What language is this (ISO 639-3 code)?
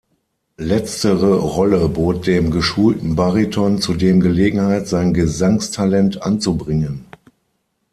deu